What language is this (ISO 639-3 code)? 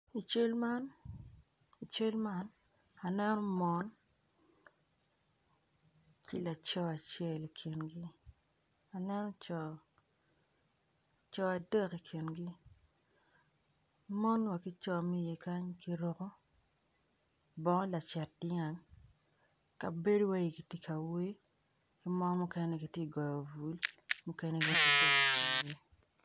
ach